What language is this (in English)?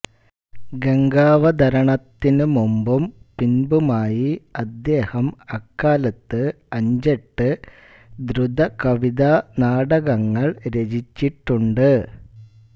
Malayalam